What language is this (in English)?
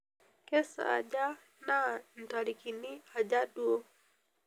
Masai